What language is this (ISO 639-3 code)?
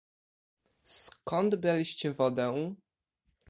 pol